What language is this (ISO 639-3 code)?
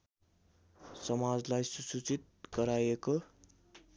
nep